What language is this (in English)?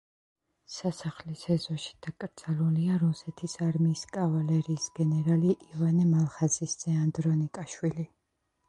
Georgian